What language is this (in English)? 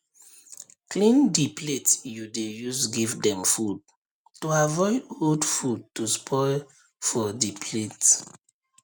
Nigerian Pidgin